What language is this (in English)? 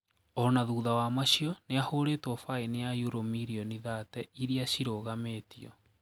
Kikuyu